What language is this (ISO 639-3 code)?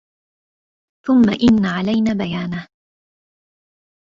ara